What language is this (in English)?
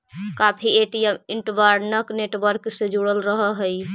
Magahi